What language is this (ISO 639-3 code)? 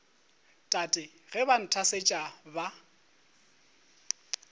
nso